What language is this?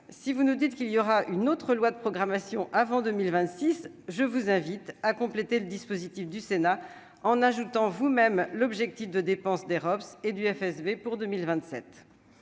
French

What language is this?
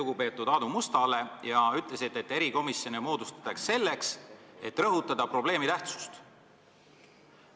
Estonian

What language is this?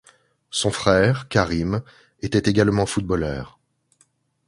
French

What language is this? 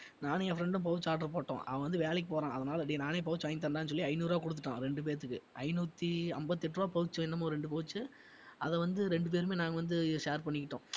Tamil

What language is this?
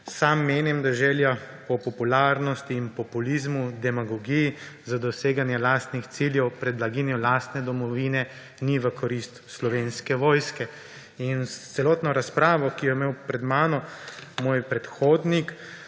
Slovenian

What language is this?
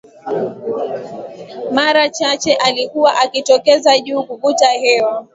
Swahili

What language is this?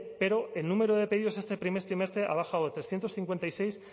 Spanish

